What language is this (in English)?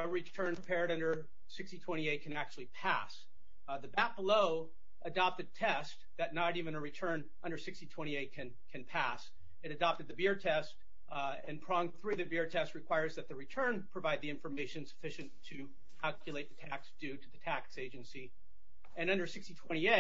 English